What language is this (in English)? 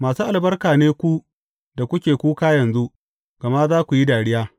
Hausa